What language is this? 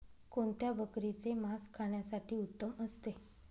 Marathi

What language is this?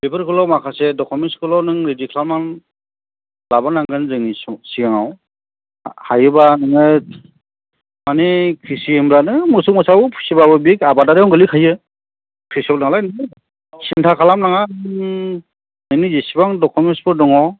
Bodo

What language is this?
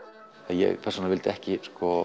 Icelandic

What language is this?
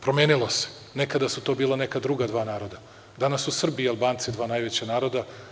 Serbian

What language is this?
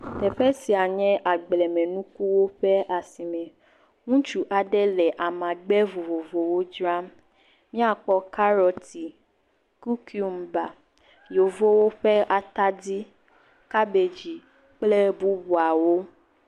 Ewe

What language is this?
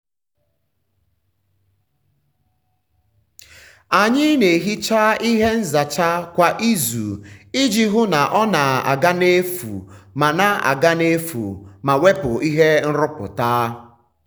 Igbo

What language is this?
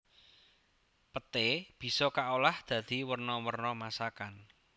Javanese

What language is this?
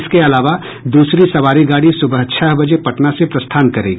Hindi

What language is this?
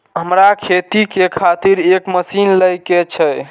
Maithili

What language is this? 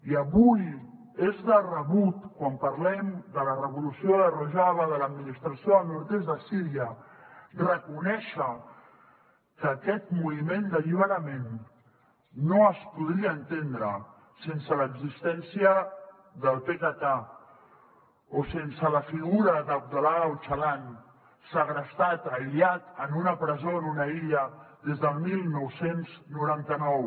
Catalan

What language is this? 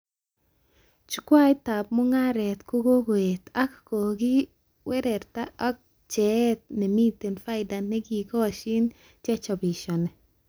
Kalenjin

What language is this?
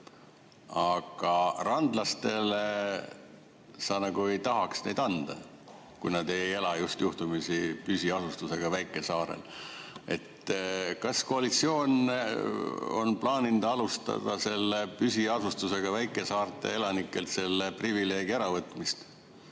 Estonian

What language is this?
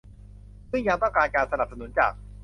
Thai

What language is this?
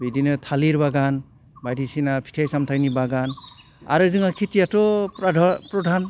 Bodo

